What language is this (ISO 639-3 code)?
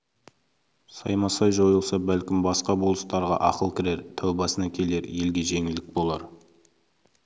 kaz